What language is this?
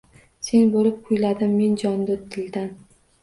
Uzbek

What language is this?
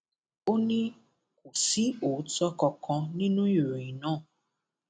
Yoruba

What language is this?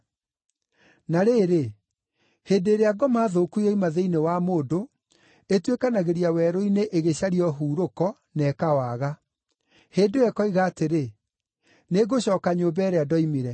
Kikuyu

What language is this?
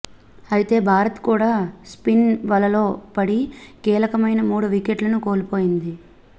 Telugu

